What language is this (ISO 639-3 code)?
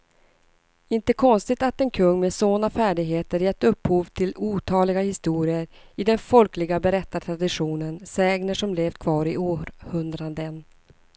swe